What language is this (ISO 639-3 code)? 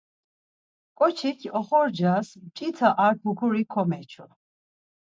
lzz